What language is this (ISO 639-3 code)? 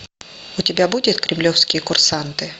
rus